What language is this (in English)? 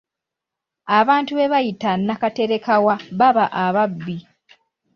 Ganda